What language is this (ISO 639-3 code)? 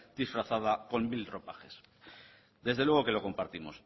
spa